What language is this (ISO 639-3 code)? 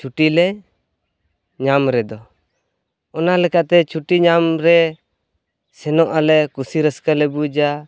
sat